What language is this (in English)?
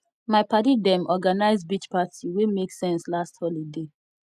Nigerian Pidgin